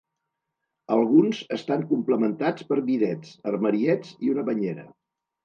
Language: Catalan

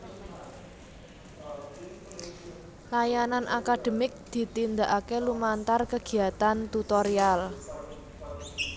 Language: Javanese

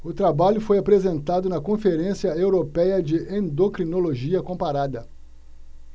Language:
Portuguese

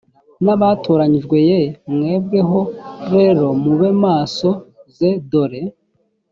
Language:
Kinyarwanda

